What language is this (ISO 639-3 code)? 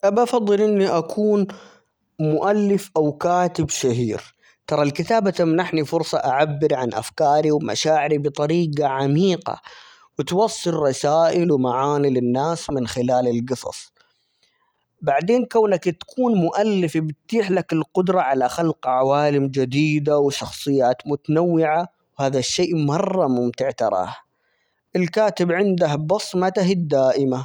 acx